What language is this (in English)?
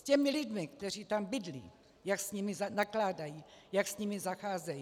Czech